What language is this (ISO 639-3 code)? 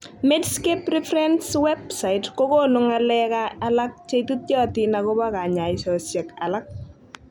kln